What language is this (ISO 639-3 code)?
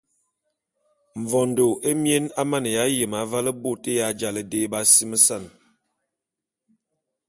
bum